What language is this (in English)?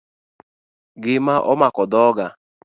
Luo (Kenya and Tanzania)